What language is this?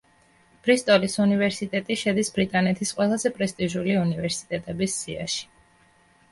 Georgian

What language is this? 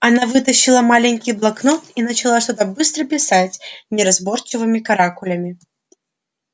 Russian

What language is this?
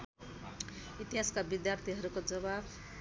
Nepali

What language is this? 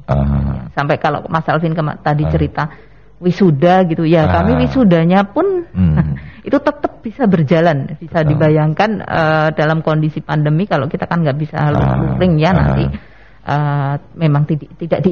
Indonesian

